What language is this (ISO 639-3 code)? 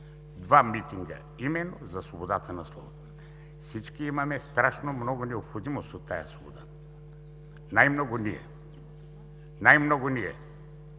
bul